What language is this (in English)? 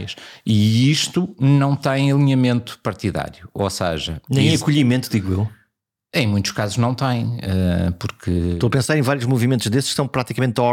Portuguese